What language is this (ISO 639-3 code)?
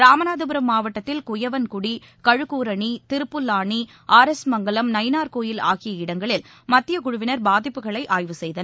tam